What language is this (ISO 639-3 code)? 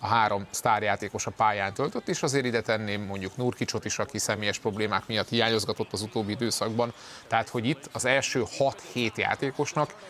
hun